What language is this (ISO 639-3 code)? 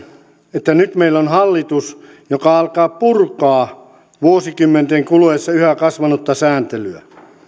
fin